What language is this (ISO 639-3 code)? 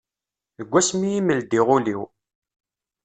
kab